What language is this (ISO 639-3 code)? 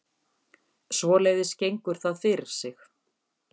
isl